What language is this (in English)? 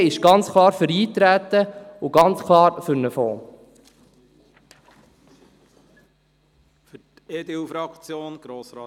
Swiss German